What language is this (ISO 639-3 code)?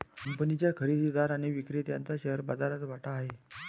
mar